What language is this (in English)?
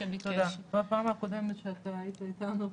Hebrew